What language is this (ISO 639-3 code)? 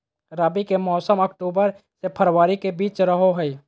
mag